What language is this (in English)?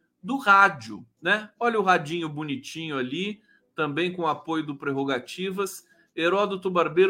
Portuguese